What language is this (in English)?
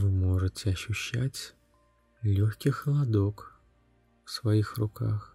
Russian